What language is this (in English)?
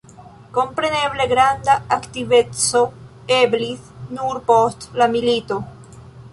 Esperanto